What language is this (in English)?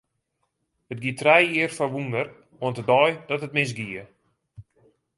Western Frisian